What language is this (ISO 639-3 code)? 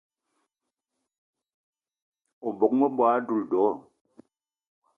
eto